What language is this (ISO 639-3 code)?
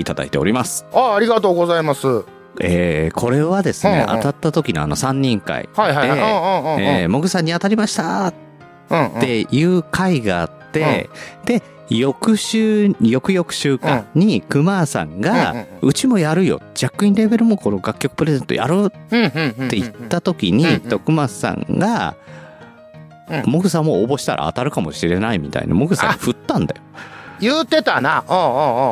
jpn